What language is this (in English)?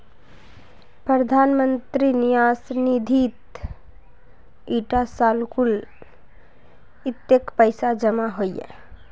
Magahi